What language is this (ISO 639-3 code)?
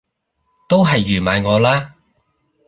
yue